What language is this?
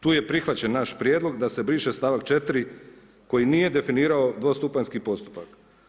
Croatian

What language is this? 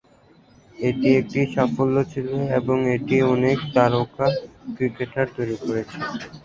Bangla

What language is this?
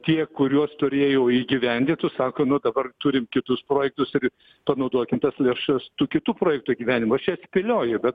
Lithuanian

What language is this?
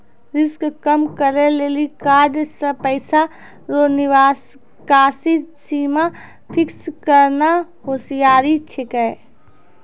Maithili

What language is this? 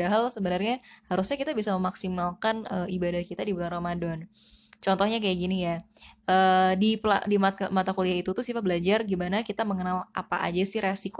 Indonesian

